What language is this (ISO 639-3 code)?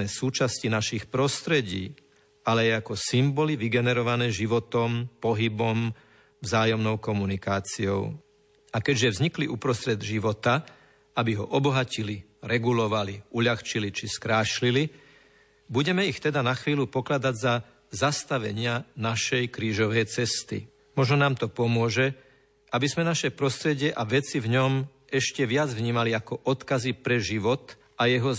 slk